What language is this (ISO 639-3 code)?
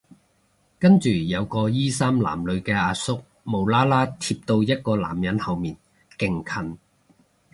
yue